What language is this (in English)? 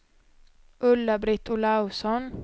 Swedish